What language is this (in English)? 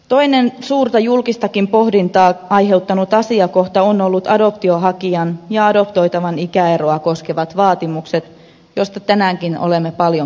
Finnish